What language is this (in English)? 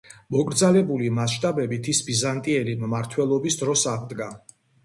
Georgian